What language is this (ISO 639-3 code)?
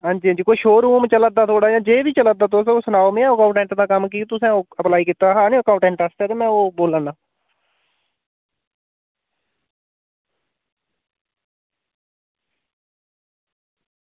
doi